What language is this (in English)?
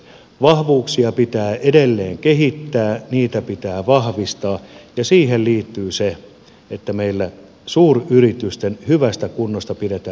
Finnish